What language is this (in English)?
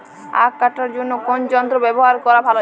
Bangla